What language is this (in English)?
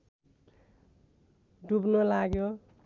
Nepali